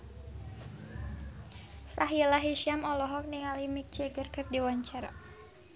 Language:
Sundanese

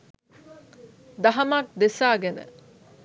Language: Sinhala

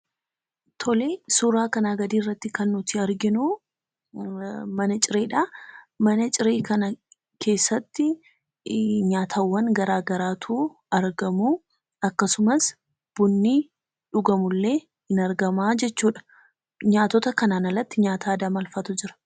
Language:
Oromo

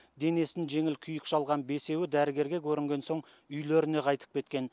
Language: Kazakh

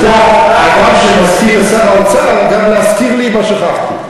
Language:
Hebrew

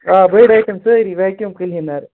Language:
Kashmiri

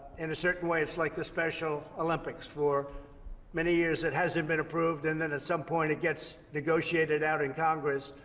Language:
English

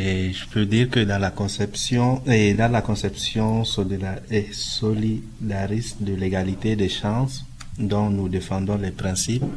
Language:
French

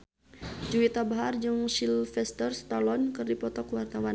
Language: Sundanese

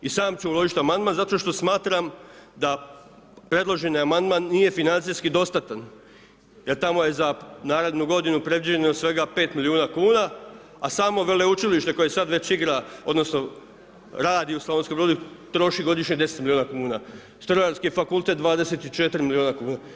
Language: Croatian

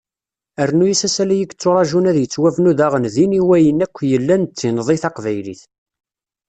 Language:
Kabyle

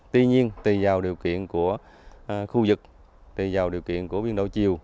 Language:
Vietnamese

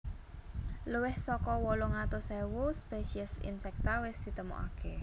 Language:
Javanese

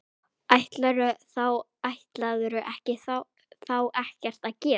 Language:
Icelandic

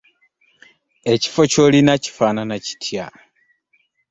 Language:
Ganda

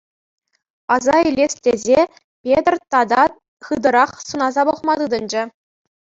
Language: Chuvash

